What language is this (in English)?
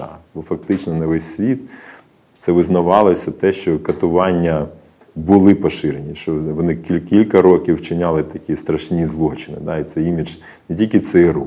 Ukrainian